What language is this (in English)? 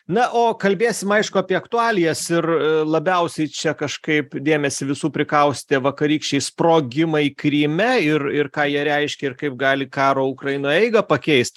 Lithuanian